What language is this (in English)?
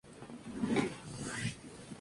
Spanish